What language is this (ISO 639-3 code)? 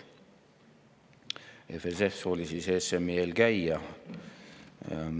est